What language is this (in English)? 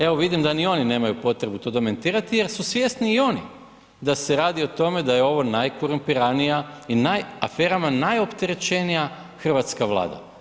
Croatian